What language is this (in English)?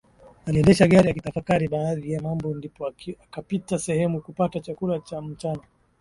Swahili